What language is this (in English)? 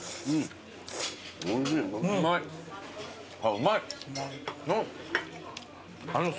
Japanese